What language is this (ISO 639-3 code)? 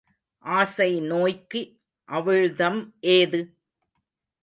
tam